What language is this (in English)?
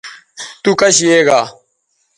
Bateri